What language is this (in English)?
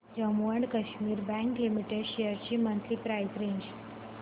Marathi